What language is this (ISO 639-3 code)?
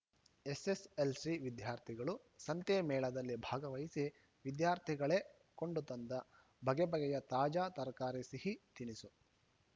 kan